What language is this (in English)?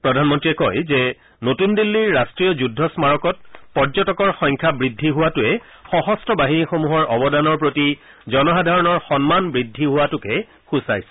Assamese